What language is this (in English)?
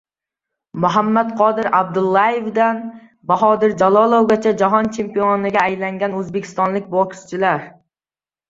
Uzbek